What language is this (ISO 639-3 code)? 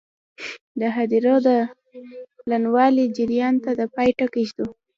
pus